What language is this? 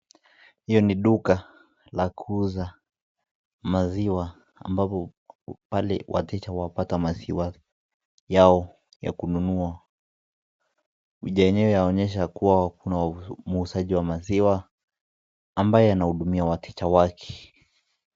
Swahili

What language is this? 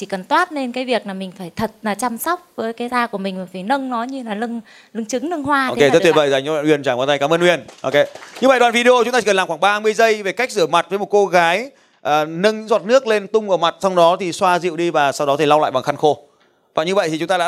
Vietnamese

